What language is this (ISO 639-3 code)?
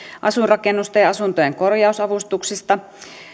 fin